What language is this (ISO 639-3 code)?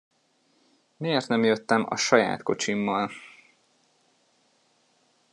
hun